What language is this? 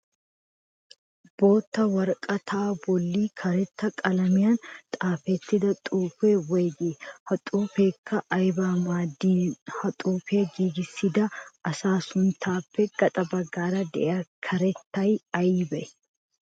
Wolaytta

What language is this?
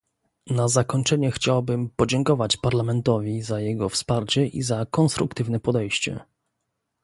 Polish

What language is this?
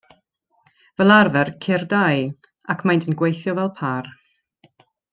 Welsh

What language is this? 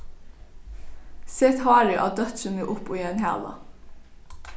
Faroese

